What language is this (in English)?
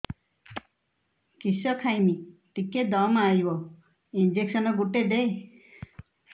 Odia